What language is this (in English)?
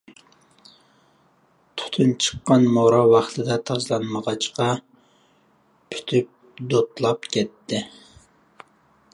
Uyghur